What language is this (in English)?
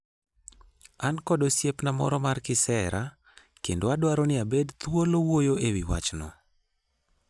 Luo (Kenya and Tanzania)